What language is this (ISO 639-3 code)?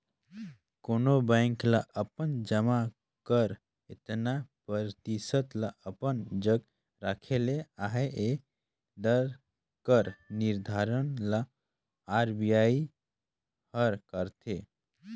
hne